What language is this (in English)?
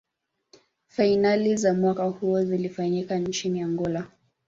Swahili